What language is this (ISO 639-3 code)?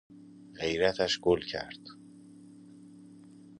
fas